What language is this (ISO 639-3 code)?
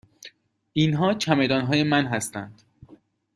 fas